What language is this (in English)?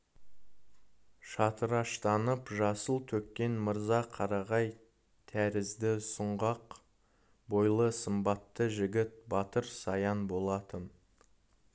Kazakh